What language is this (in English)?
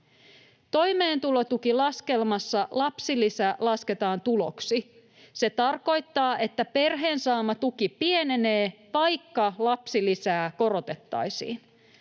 Finnish